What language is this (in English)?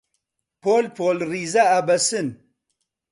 Central Kurdish